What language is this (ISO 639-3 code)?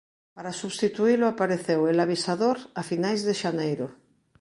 glg